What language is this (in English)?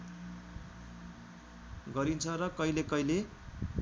Nepali